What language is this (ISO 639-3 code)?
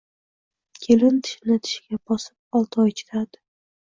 uzb